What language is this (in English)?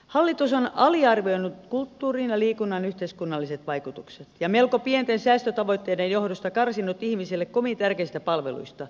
Finnish